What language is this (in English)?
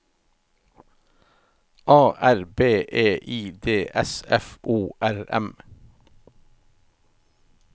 Norwegian